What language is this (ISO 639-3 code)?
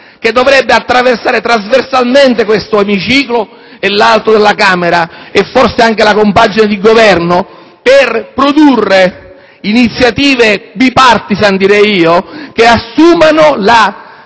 ita